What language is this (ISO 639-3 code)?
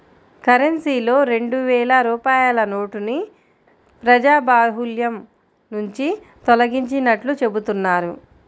tel